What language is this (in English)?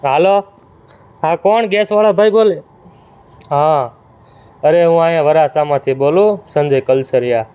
Gujarati